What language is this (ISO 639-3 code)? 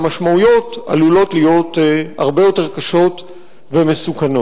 heb